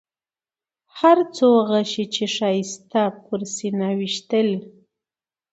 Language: Pashto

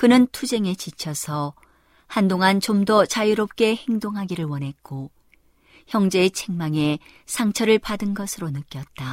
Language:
Korean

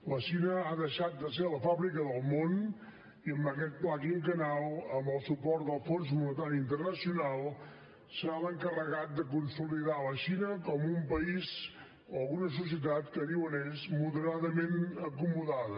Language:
Catalan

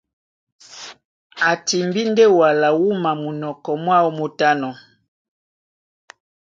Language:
Duala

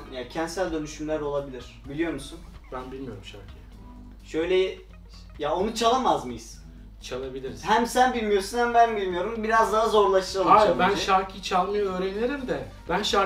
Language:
Turkish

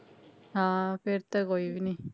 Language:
Punjabi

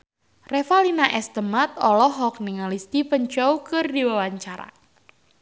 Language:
Sundanese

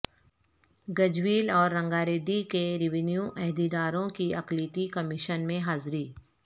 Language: Urdu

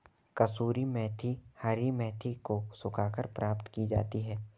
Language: Hindi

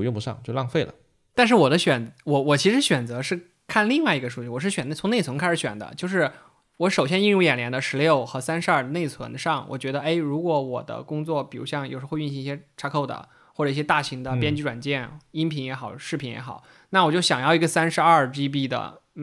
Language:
Chinese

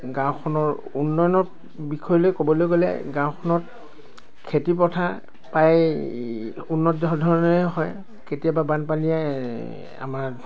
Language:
Assamese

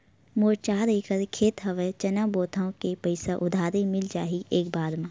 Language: Chhattisgarhi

